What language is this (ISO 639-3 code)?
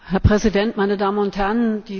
deu